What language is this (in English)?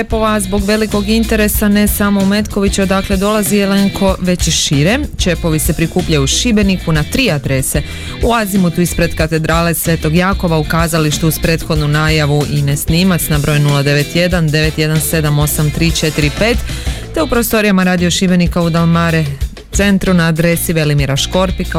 Croatian